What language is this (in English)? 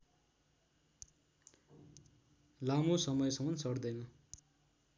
Nepali